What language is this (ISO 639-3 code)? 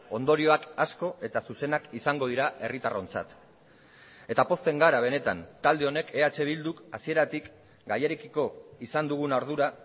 eus